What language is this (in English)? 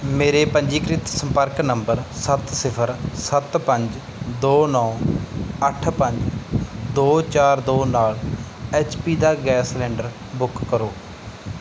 Punjabi